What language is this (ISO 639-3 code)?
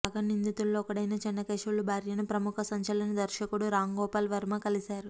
tel